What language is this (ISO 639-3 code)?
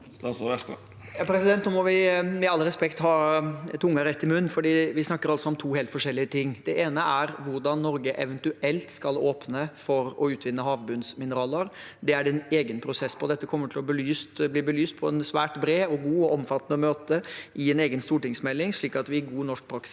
nor